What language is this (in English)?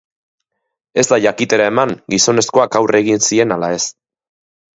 Basque